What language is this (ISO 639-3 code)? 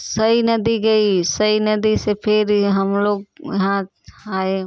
hin